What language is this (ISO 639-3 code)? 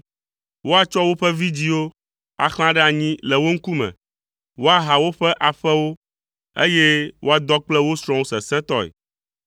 ewe